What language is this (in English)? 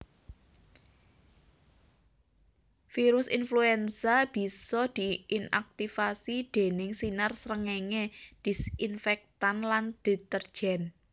Javanese